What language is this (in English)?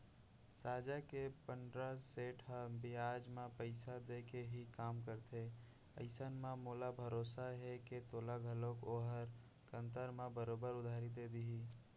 Chhattisgarhi